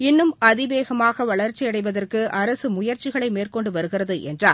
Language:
Tamil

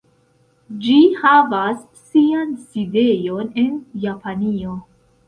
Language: Esperanto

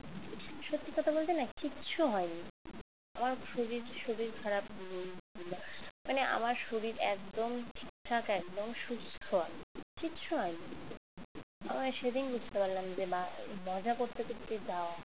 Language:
Bangla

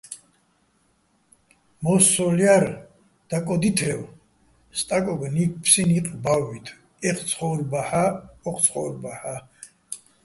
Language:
Bats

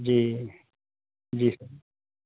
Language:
Urdu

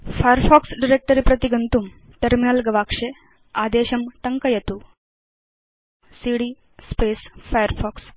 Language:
Sanskrit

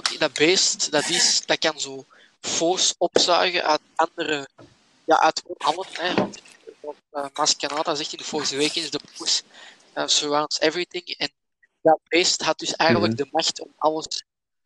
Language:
Dutch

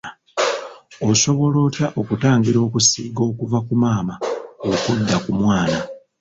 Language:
Ganda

